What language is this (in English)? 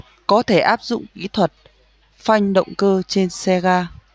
Vietnamese